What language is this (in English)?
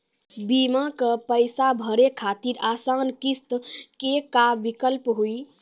Maithili